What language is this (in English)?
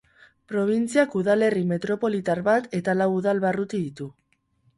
Basque